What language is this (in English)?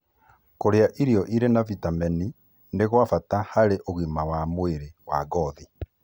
Kikuyu